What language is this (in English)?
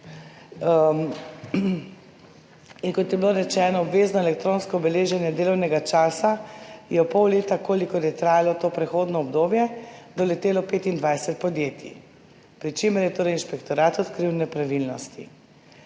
Slovenian